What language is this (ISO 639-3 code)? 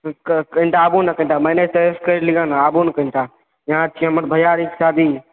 mai